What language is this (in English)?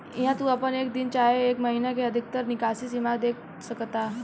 Bhojpuri